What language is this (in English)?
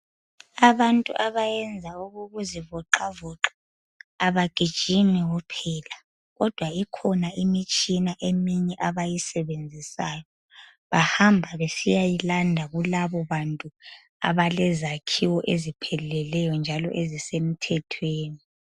North Ndebele